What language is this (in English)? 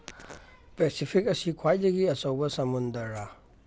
Manipuri